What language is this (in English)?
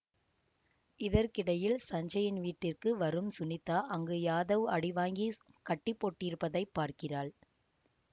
Tamil